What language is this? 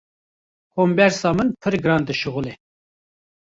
Kurdish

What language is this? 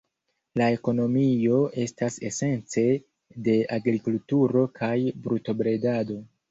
Esperanto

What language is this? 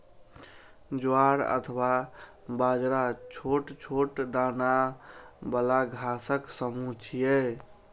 Maithili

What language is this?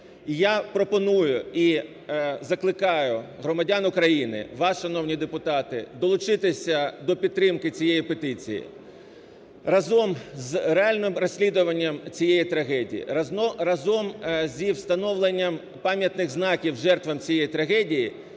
Ukrainian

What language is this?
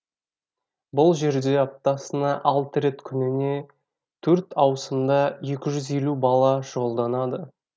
Kazakh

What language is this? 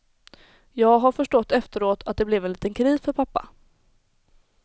Swedish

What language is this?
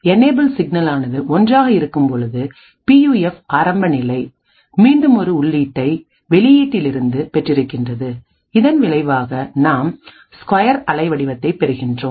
Tamil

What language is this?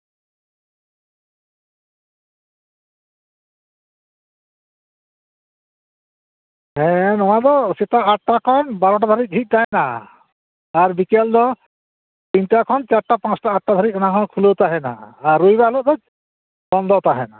Santali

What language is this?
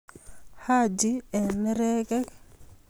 Kalenjin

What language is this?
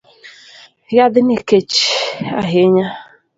Luo (Kenya and Tanzania)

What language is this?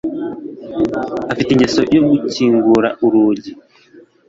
Kinyarwanda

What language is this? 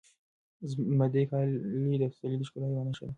Pashto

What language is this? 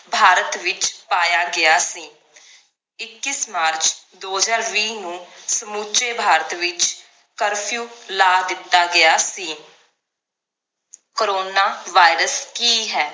Punjabi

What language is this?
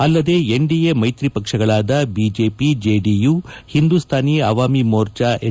Kannada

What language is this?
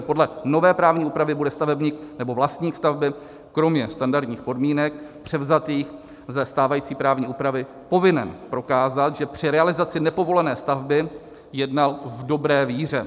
Czech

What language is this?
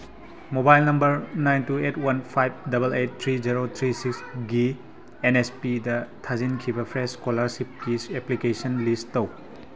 Manipuri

